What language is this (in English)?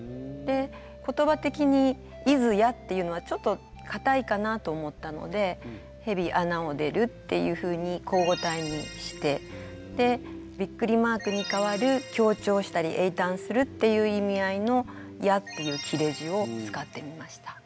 Japanese